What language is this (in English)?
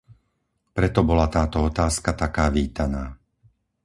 Slovak